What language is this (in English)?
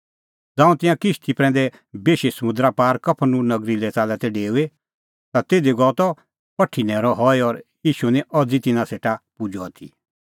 Kullu Pahari